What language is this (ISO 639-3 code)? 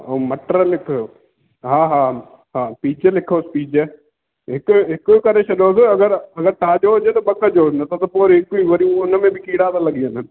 snd